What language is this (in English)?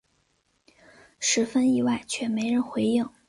Chinese